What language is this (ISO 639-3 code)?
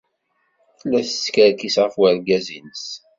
kab